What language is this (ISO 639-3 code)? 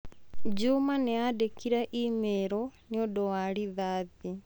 kik